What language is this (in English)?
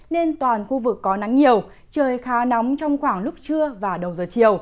Vietnamese